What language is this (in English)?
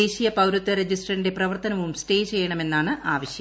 Malayalam